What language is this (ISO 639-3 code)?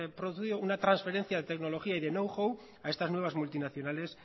spa